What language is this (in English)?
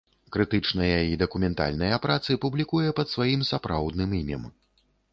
Belarusian